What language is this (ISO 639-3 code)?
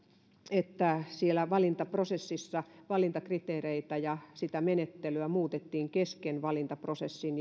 fin